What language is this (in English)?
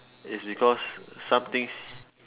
English